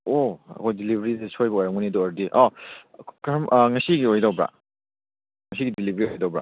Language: Manipuri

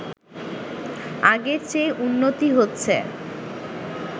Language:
Bangla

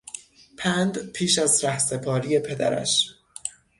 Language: Persian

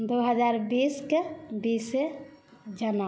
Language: Maithili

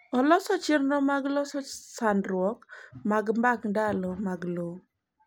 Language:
Luo (Kenya and Tanzania)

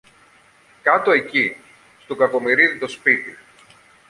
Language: Greek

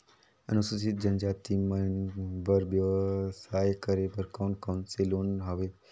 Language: Chhattisgarhi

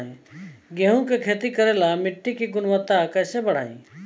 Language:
Bhojpuri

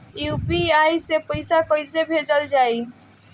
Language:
Bhojpuri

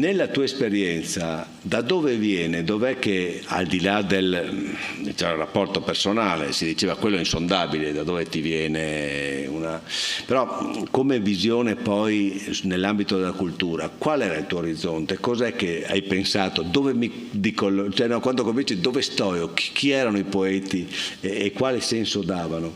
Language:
Italian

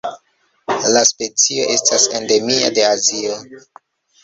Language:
Esperanto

